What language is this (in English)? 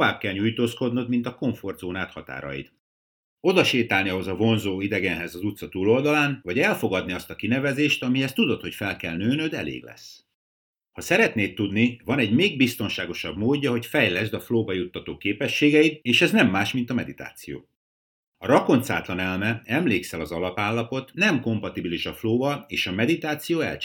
Hungarian